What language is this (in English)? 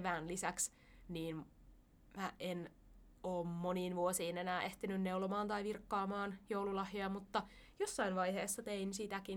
Finnish